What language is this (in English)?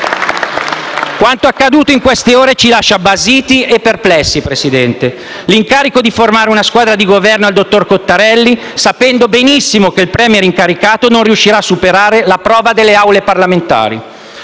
Italian